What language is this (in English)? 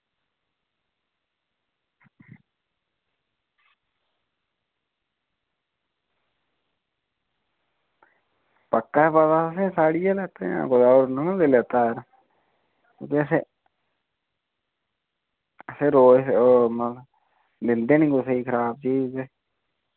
Dogri